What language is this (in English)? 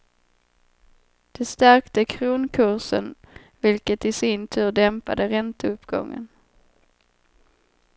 Swedish